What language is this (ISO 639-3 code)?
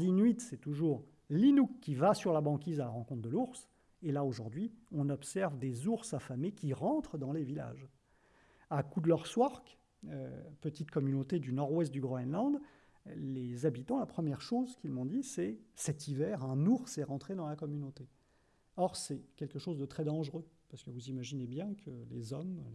fra